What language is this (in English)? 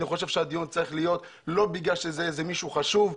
Hebrew